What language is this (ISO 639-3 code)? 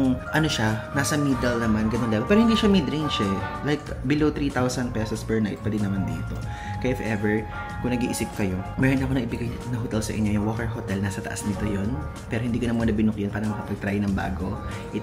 fil